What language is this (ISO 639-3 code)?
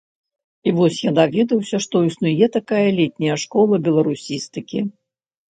bel